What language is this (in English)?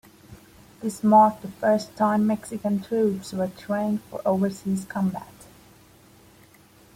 English